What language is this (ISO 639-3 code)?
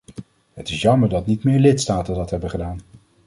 nld